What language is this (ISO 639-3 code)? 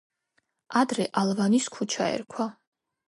kat